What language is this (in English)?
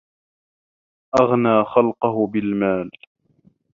Arabic